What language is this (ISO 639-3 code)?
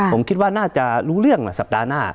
tha